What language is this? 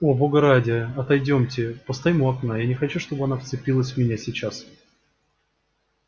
Russian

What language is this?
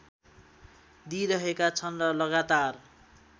Nepali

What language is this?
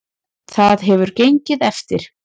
Icelandic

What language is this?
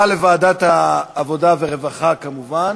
Hebrew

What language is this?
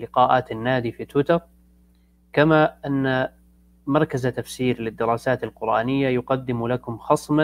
Arabic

